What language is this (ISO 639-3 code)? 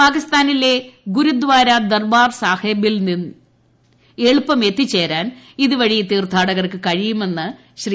mal